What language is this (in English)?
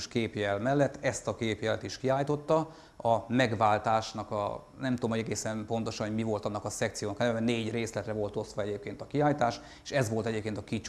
Hungarian